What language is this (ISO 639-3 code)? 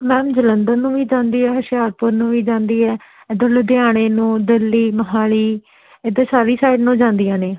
pan